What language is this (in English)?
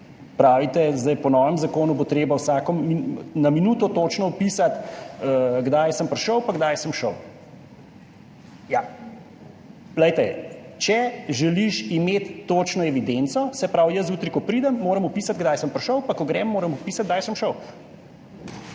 Slovenian